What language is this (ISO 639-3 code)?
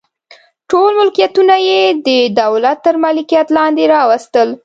pus